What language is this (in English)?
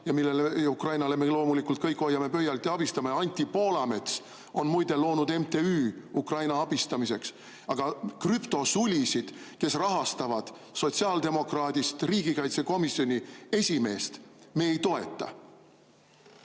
Estonian